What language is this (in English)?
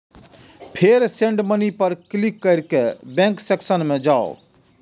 Maithili